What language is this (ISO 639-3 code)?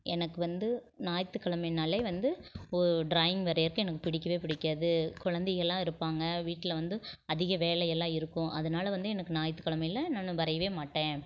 tam